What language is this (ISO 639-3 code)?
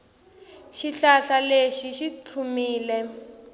tso